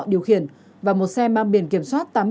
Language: Vietnamese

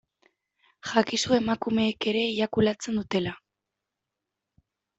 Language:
Basque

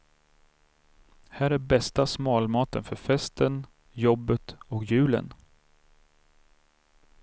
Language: Swedish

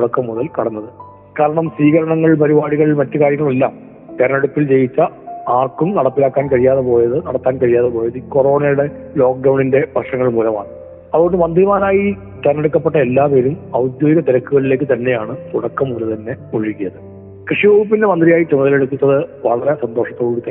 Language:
Malayalam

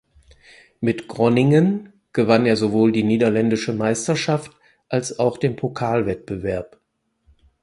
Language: German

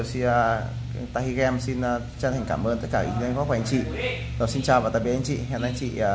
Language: Vietnamese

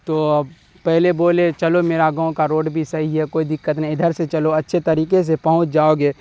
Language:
Urdu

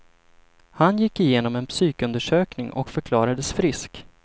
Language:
Swedish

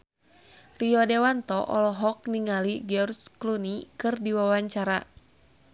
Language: Sundanese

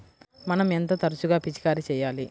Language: Telugu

